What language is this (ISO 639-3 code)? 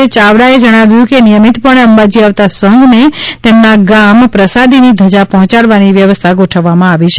guj